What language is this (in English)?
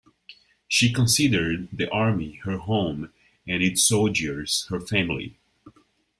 English